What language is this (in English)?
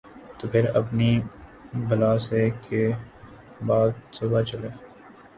Urdu